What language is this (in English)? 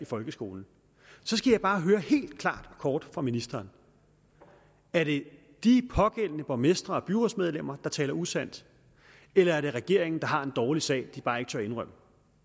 Danish